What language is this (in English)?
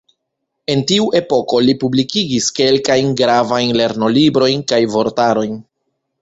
Esperanto